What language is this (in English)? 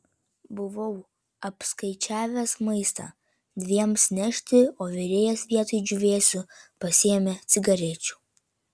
Lithuanian